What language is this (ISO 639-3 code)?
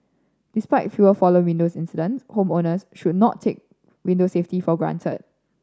eng